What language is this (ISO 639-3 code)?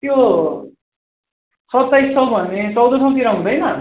nep